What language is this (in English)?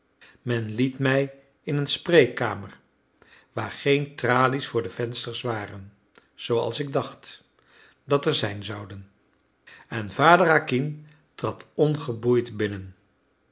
Dutch